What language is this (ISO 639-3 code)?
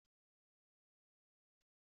kab